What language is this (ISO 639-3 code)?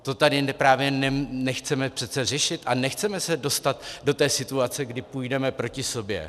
ces